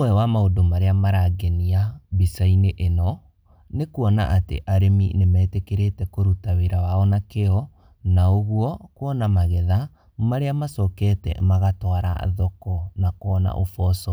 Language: Kikuyu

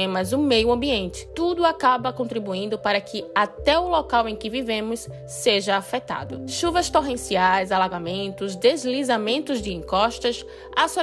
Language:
Portuguese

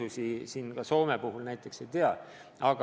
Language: Estonian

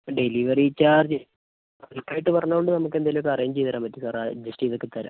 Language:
Malayalam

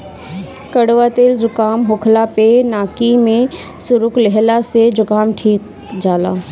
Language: Bhojpuri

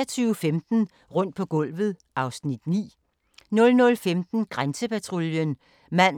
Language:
Danish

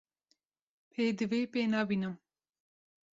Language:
Kurdish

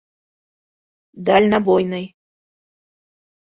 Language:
Bashkir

